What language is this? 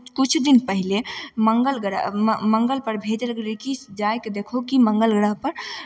Maithili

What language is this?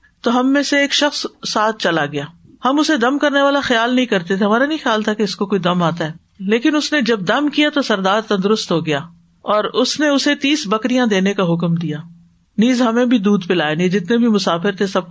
Urdu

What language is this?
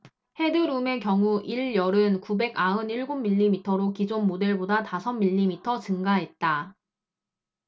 Korean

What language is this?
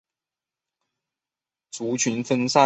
Chinese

